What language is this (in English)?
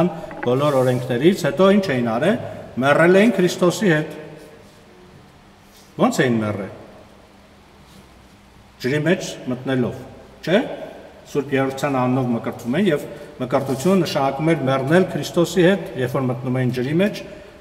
Turkish